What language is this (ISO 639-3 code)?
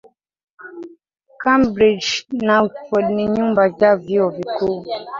swa